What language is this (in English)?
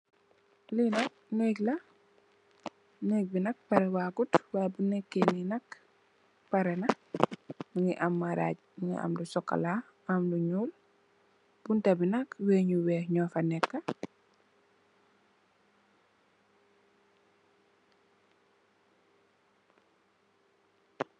Wolof